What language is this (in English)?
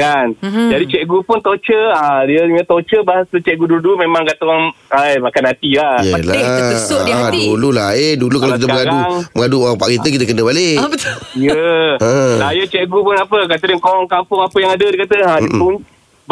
Malay